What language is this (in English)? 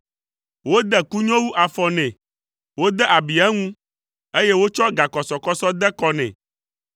Ewe